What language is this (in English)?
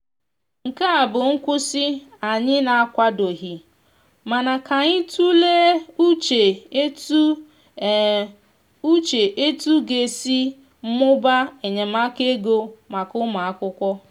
Igbo